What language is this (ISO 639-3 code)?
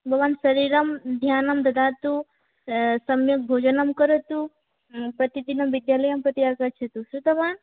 san